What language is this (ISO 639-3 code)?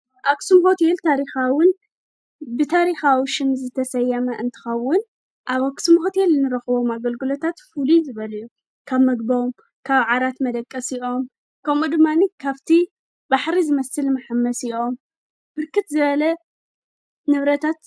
tir